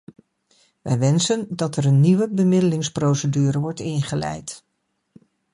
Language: Dutch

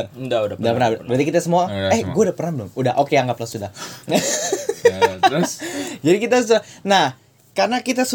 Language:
Indonesian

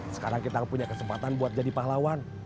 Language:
Indonesian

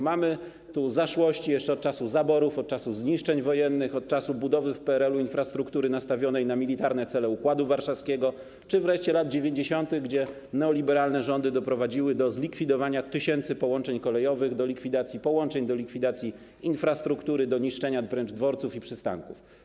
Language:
Polish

